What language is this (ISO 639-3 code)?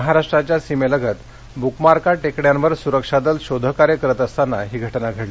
mar